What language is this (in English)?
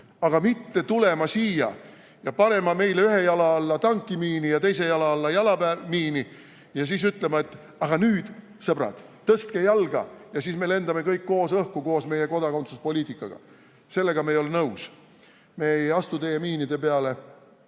Estonian